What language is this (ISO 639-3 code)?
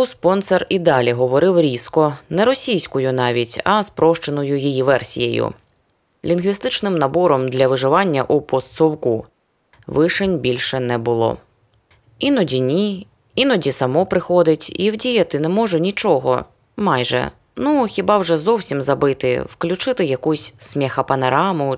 ukr